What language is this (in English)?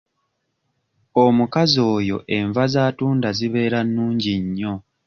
Ganda